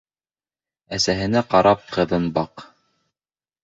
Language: Bashkir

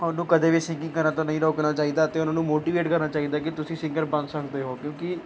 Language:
Punjabi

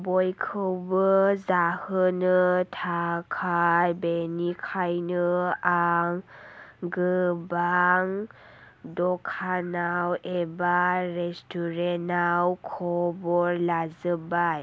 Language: Bodo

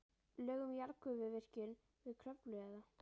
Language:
Icelandic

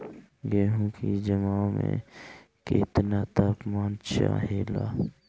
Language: Bhojpuri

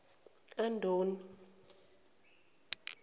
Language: Zulu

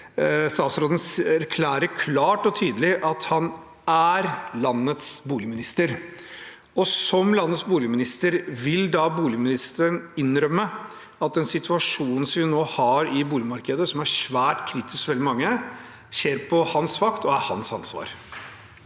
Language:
Norwegian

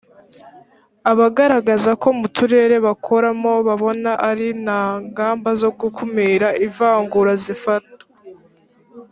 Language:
Kinyarwanda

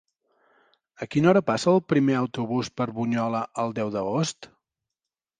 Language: Catalan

